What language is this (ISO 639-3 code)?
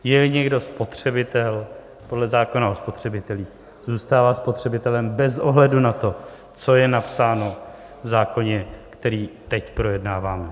ces